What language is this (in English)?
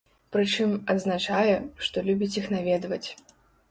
Belarusian